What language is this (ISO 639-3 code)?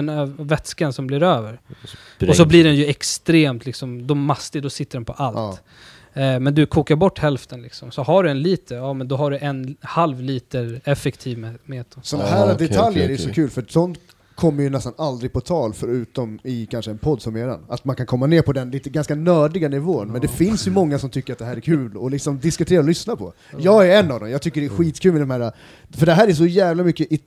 swe